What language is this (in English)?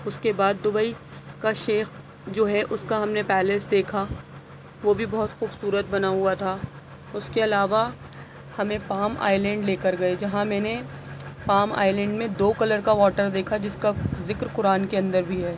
Urdu